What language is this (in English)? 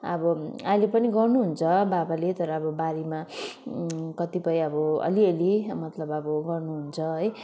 Nepali